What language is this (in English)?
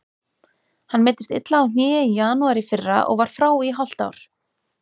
Icelandic